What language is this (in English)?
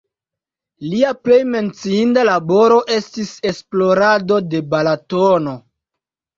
Esperanto